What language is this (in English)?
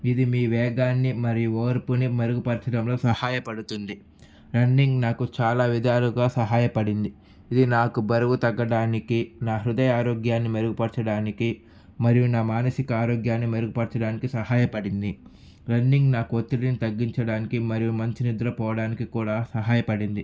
Telugu